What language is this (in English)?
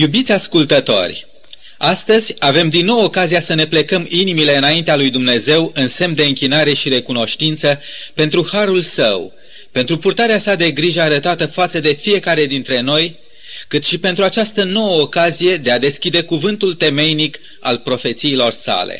Romanian